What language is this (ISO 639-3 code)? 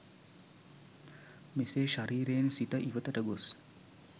sin